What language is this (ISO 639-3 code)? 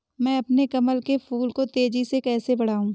hin